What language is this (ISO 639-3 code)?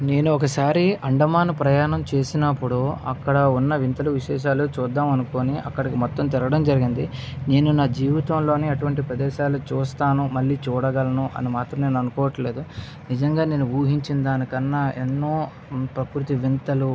tel